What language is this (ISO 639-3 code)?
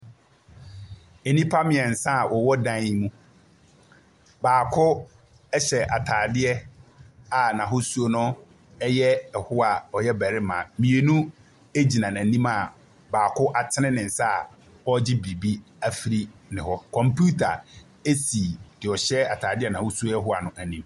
aka